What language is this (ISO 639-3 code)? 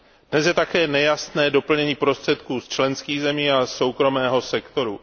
ces